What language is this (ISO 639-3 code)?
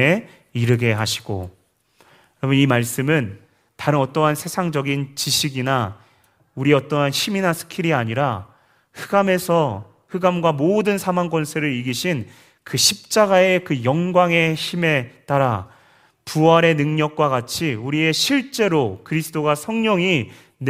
kor